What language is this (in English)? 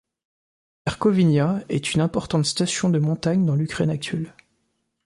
French